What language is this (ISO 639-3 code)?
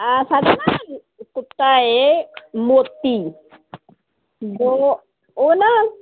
pan